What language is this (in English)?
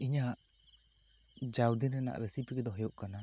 Santali